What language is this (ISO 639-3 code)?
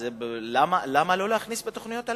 heb